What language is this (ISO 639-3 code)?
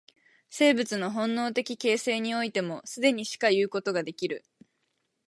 jpn